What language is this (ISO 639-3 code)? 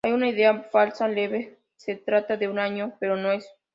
spa